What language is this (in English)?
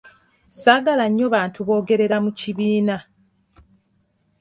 Ganda